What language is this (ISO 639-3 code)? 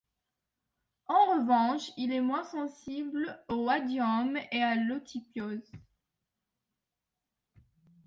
fra